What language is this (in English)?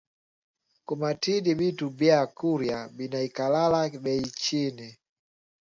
Swahili